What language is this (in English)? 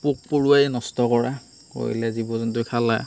Assamese